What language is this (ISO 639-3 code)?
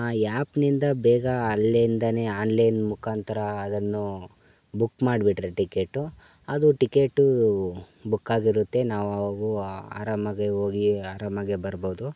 kan